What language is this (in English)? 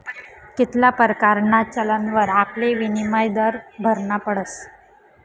Marathi